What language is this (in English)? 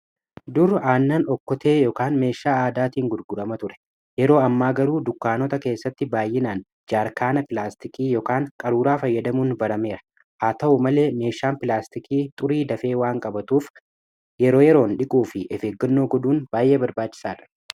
Oromo